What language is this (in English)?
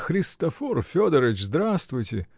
Russian